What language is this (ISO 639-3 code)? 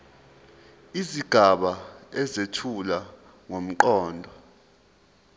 zul